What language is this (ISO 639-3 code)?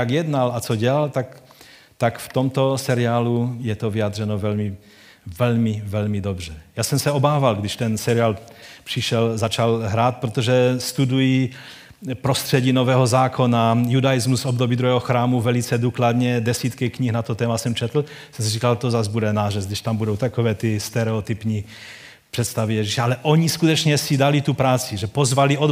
ces